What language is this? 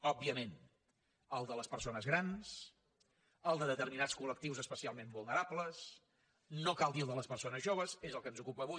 Catalan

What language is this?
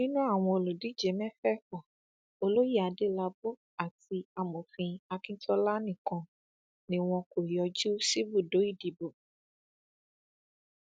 Yoruba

